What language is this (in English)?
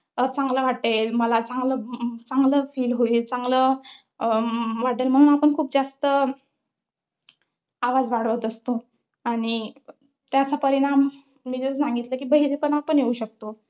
Marathi